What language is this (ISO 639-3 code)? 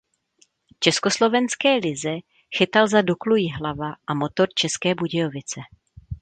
ces